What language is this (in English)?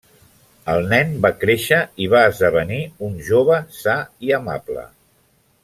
Catalan